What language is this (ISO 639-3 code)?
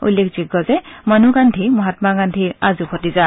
asm